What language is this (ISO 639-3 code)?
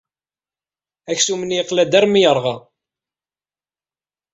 kab